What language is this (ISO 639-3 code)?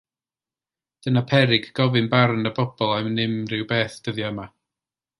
cym